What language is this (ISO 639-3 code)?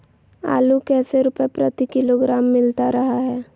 mag